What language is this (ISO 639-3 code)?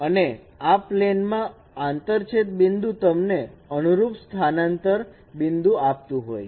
guj